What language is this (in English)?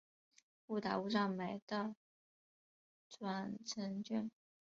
Chinese